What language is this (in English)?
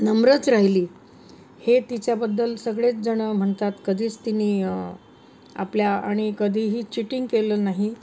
Marathi